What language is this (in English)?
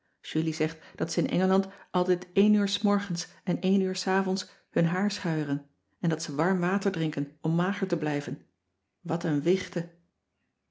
Dutch